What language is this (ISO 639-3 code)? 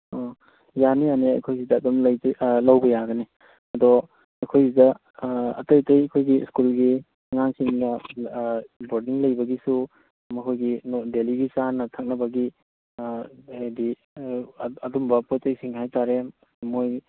mni